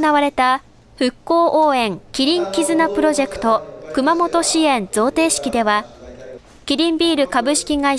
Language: Japanese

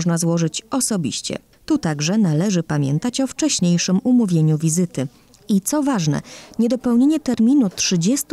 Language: Polish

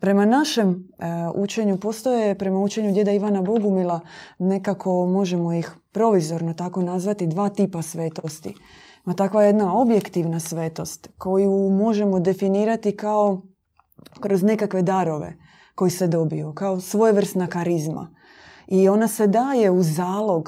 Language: Croatian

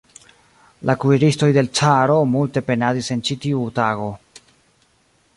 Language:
Esperanto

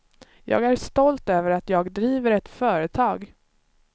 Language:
Swedish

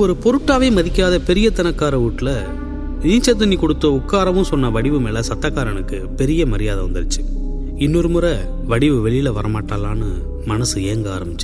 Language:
Tamil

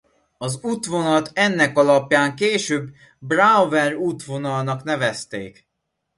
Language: Hungarian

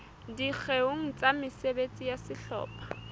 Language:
Southern Sotho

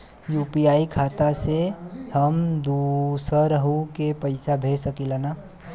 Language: Bhojpuri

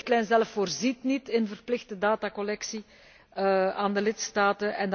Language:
Dutch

